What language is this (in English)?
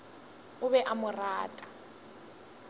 Northern Sotho